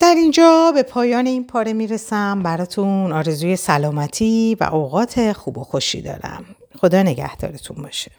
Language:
Persian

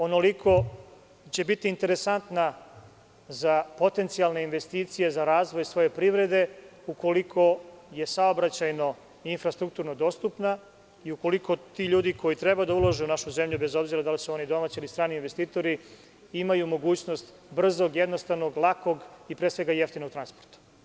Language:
Serbian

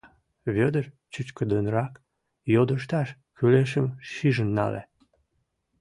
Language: Mari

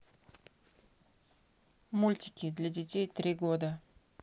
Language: Russian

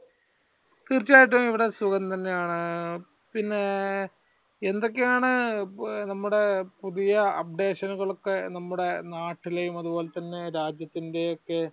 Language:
Malayalam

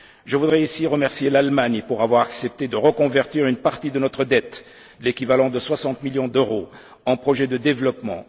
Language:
French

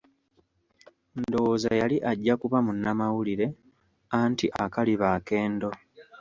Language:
Ganda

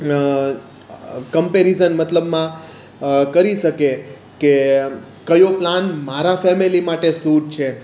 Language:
Gujarati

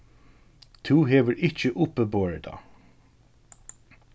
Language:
Faroese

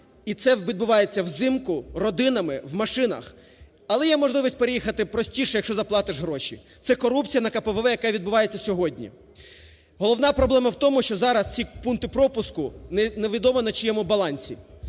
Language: Ukrainian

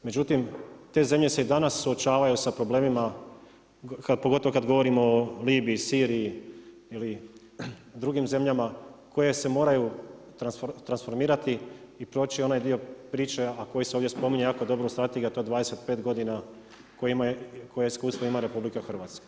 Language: Croatian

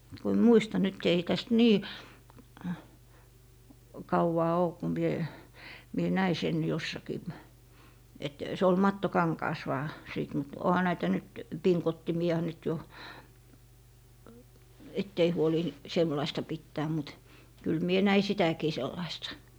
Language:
Finnish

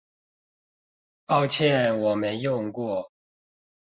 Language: Chinese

